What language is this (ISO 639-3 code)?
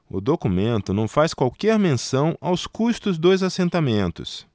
por